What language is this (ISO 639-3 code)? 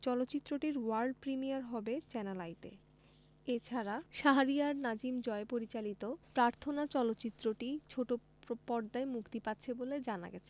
ben